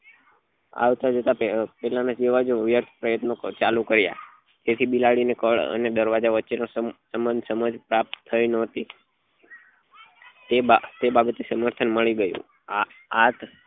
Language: Gujarati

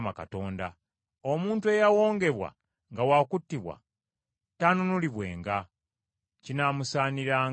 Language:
Ganda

